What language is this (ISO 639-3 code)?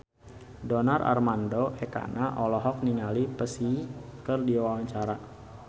sun